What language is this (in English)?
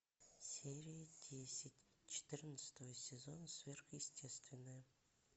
Russian